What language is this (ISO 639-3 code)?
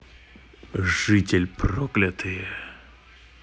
rus